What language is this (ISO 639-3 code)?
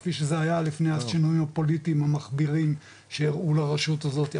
heb